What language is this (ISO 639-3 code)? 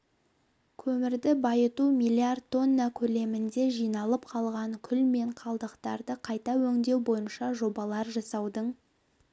kaz